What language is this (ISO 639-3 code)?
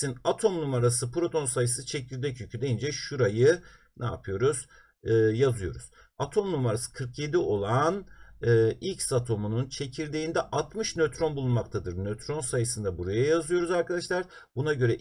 tur